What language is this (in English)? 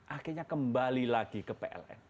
Indonesian